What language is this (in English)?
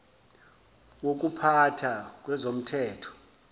Zulu